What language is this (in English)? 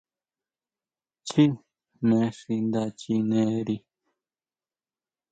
Huautla Mazatec